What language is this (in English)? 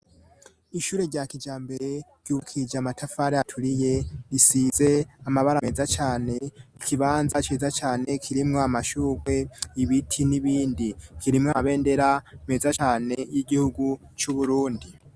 Rundi